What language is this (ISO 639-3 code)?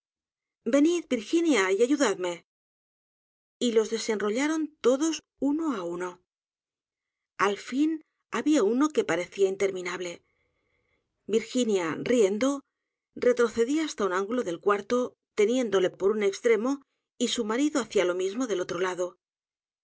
spa